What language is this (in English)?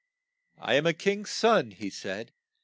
English